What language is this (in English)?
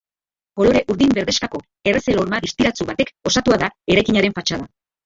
Basque